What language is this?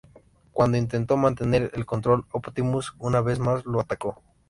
Spanish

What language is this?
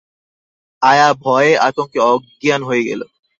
Bangla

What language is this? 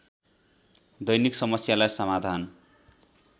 Nepali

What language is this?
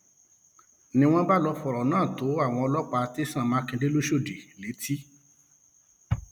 Yoruba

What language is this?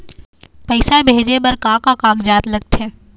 Chhattisgarhi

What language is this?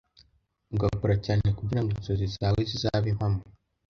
Kinyarwanda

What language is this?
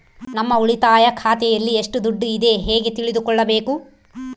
Kannada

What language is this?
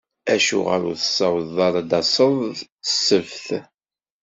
Kabyle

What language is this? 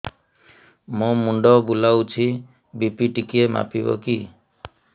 Odia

